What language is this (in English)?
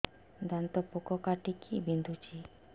Odia